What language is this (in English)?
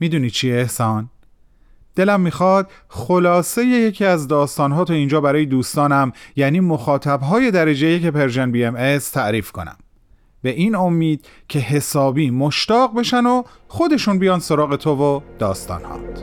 Persian